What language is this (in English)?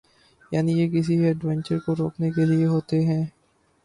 Urdu